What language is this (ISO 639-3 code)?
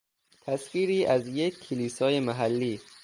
fas